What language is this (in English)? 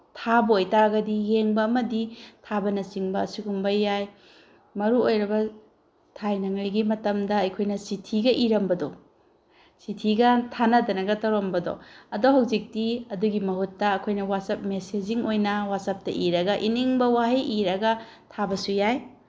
Manipuri